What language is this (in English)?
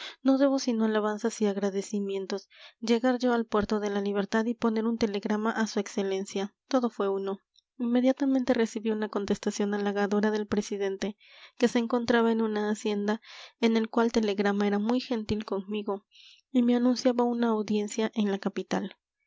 Spanish